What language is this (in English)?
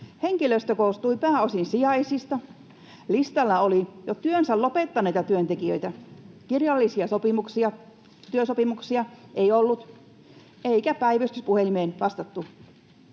Finnish